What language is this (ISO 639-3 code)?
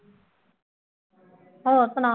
pan